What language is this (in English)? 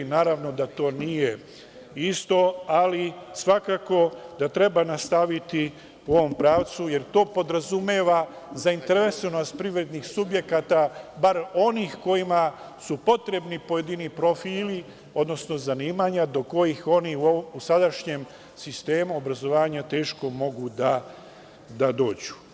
Serbian